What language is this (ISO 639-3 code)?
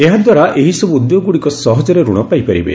ori